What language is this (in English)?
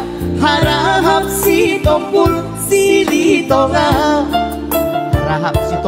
Indonesian